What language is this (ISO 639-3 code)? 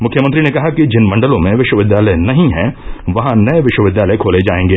hin